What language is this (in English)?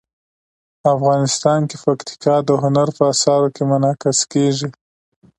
Pashto